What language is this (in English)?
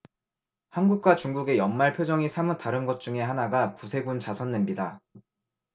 Korean